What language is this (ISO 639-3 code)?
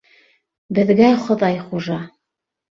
bak